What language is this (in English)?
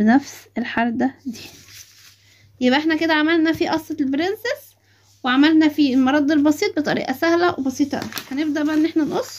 Arabic